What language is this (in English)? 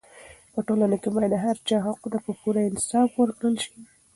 Pashto